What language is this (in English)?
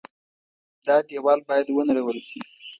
Pashto